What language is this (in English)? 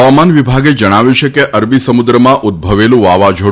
Gujarati